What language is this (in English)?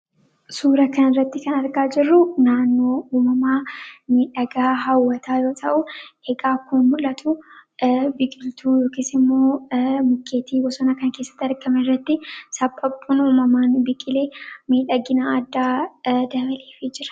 Oromo